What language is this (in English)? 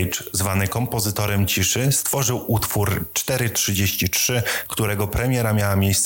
Polish